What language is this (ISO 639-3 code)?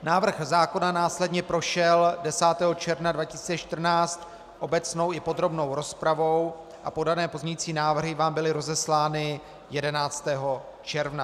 ces